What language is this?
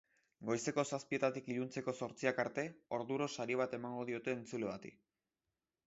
Basque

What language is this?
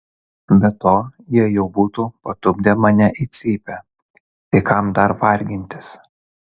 Lithuanian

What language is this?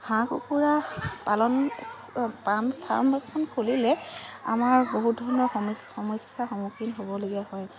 Assamese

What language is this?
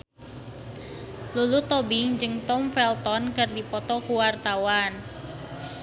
Sundanese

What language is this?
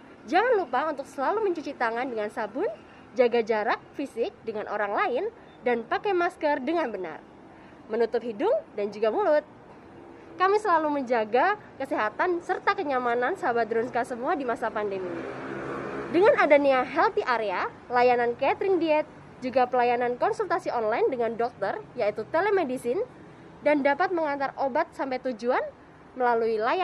Indonesian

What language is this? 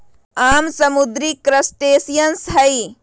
Magahi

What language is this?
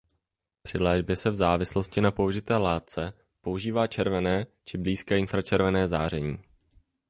Czech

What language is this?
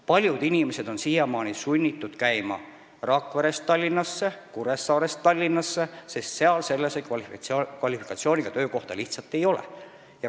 Estonian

